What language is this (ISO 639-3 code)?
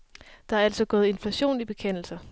dan